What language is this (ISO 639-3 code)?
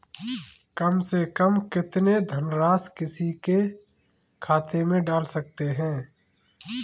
hin